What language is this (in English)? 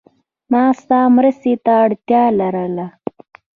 Pashto